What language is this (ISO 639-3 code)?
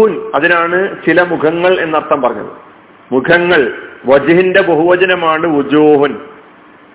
mal